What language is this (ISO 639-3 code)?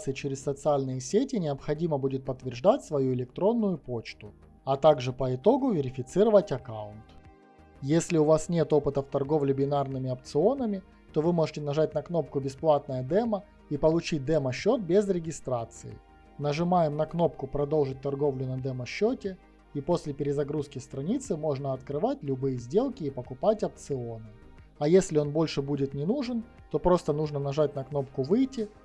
rus